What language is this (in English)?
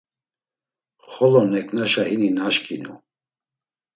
Laz